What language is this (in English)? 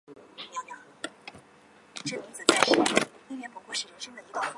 Chinese